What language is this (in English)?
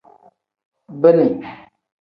Tem